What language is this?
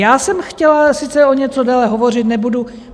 Czech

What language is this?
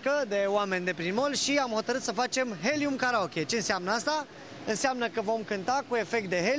Romanian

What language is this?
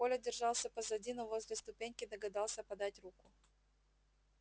Russian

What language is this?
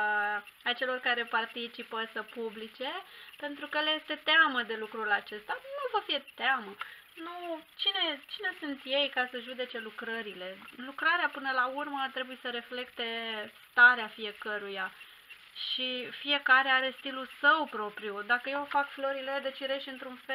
Romanian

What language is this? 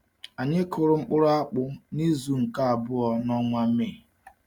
Igbo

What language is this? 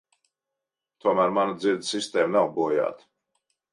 Latvian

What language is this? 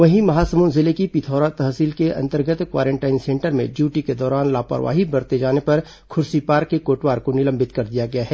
Hindi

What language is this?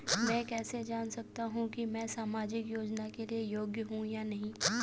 Hindi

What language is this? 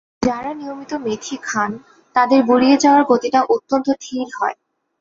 Bangla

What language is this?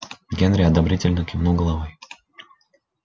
Russian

